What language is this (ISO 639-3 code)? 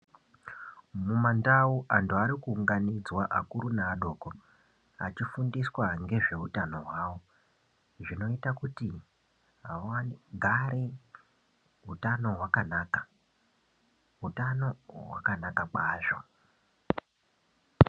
ndc